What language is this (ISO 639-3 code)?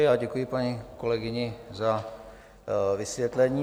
ces